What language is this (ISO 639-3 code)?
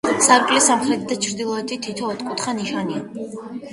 kat